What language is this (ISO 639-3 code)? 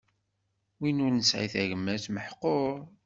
kab